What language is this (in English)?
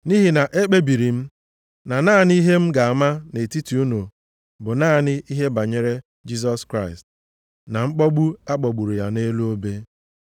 Igbo